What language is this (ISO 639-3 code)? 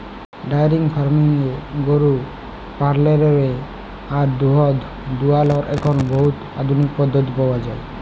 ben